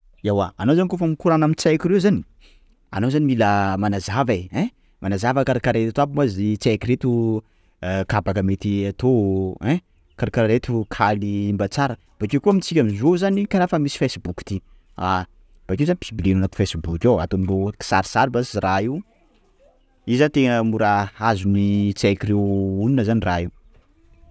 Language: Sakalava Malagasy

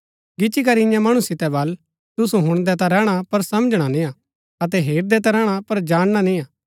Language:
Gaddi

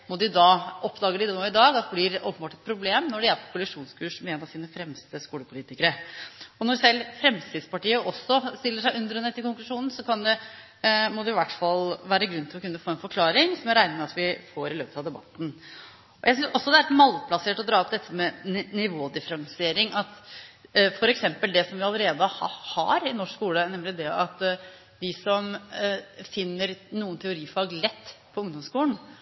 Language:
Norwegian Bokmål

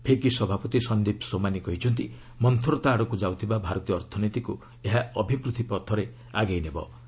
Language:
Odia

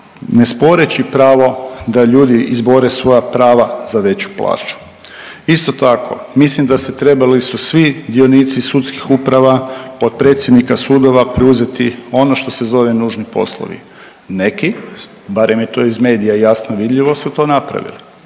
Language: Croatian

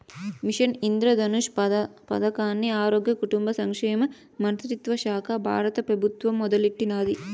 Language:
Telugu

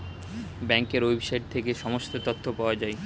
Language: Bangla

